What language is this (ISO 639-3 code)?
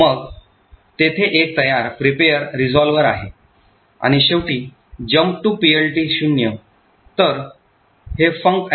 mar